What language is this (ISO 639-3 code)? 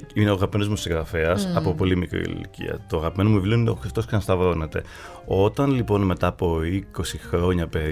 ell